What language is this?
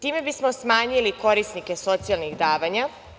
Serbian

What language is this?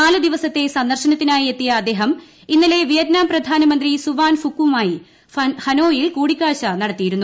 Malayalam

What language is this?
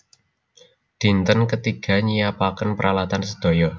Javanese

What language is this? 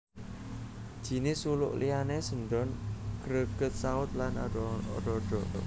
Javanese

